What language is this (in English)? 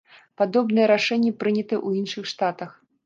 Belarusian